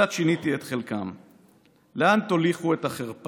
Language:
Hebrew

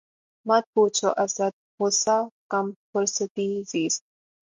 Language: Urdu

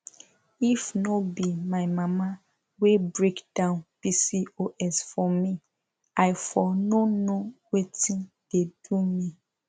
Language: Nigerian Pidgin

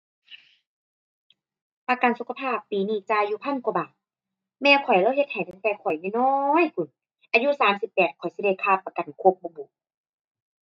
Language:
Thai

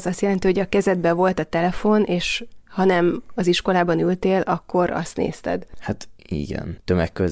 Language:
Hungarian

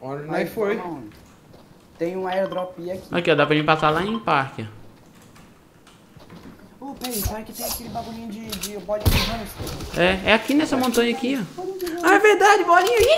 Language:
Portuguese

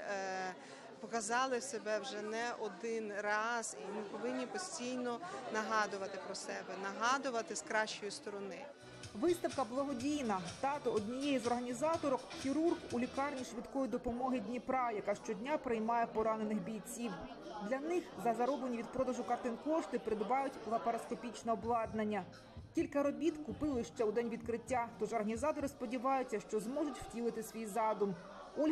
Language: Ukrainian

